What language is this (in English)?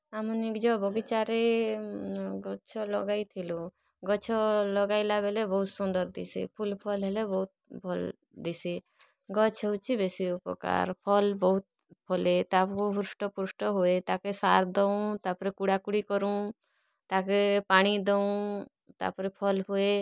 Odia